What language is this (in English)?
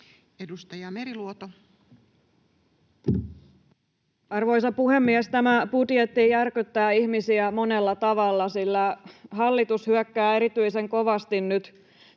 Finnish